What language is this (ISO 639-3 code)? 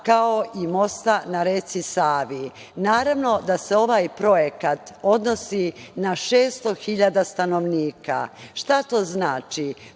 srp